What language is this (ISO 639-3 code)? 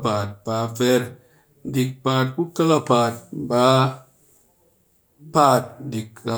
cky